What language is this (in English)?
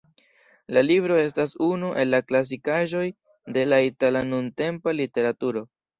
Esperanto